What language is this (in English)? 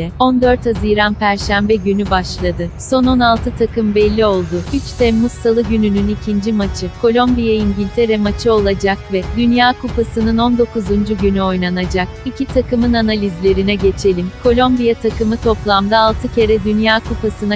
Turkish